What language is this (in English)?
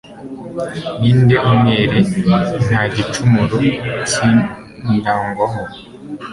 Kinyarwanda